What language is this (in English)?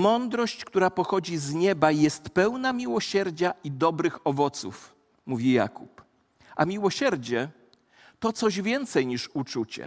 Polish